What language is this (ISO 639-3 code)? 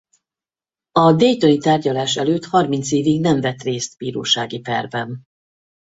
hun